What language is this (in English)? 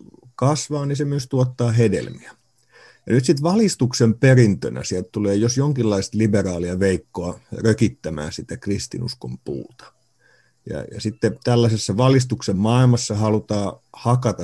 Finnish